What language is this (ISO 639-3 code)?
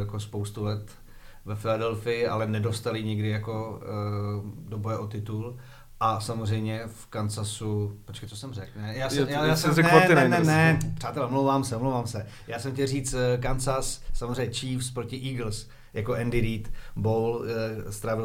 ces